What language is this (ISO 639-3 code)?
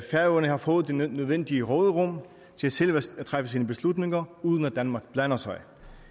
dan